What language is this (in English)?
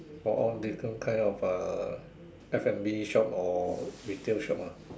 English